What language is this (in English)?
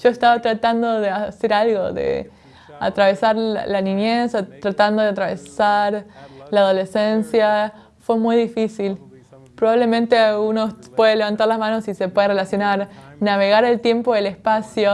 Spanish